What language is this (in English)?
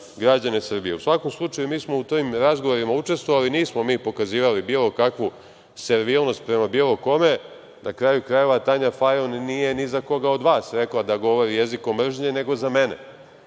Serbian